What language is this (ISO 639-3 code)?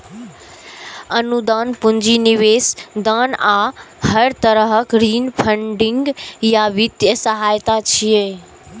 mai